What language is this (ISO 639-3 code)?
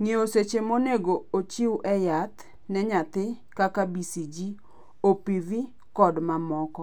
luo